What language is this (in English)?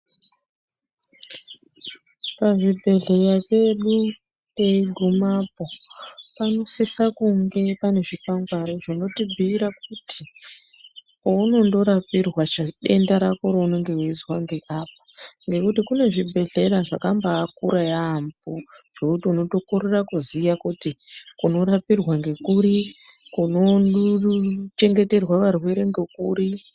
Ndau